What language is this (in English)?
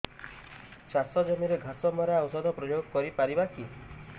Odia